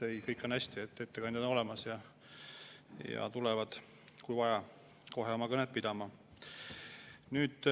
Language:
Estonian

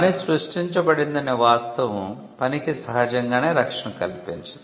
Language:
Telugu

